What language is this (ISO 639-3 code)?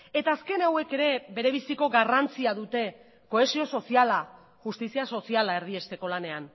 eus